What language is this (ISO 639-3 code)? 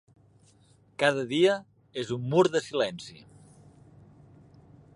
cat